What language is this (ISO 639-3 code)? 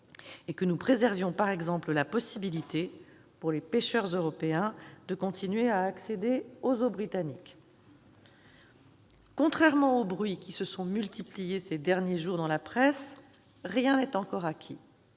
fra